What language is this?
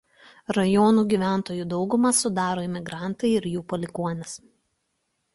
Lithuanian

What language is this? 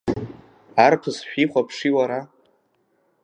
Abkhazian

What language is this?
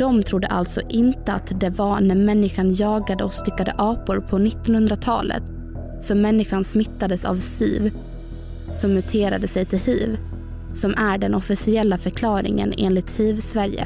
Swedish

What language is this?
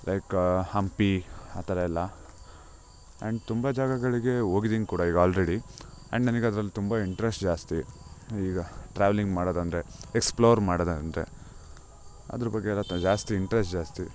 Kannada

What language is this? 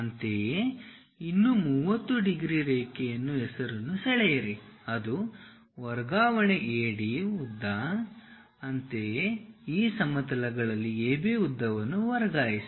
Kannada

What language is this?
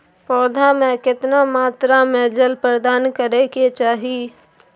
Maithili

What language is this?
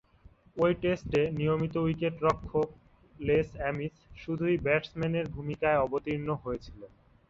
Bangla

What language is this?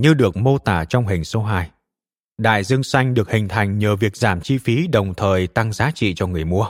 Vietnamese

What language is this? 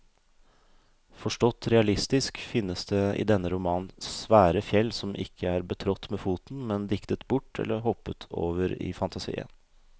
Norwegian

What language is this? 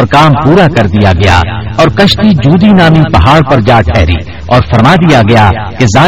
Urdu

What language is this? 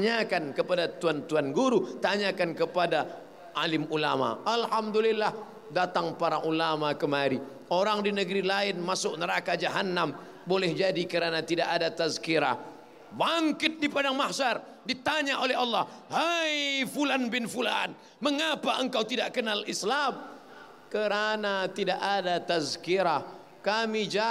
Malay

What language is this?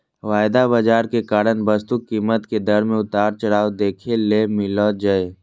Magahi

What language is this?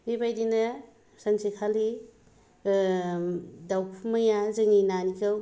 Bodo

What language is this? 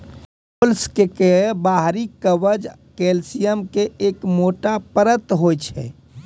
Maithili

